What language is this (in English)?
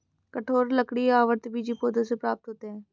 Hindi